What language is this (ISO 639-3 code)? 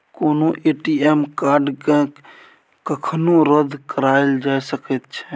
mai